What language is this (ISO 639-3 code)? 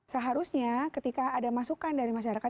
ind